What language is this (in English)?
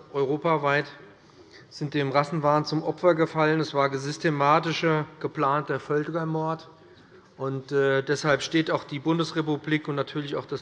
German